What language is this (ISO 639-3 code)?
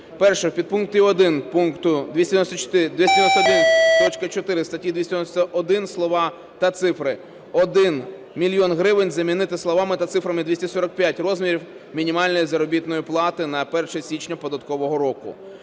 ukr